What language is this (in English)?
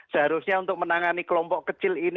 Indonesian